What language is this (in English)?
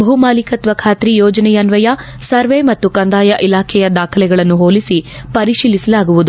Kannada